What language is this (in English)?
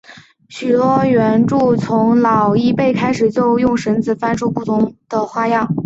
Chinese